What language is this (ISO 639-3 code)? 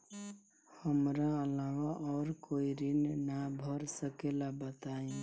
bho